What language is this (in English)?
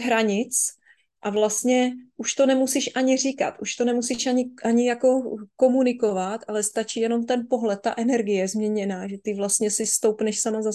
Czech